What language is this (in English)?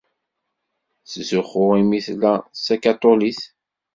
Kabyle